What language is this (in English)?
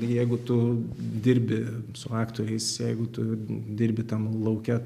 Lithuanian